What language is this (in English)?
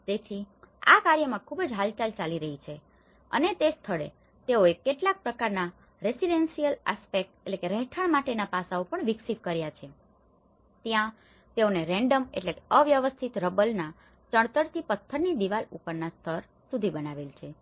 Gujarati